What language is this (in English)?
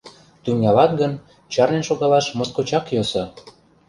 Mari